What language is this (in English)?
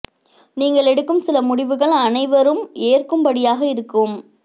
Tamil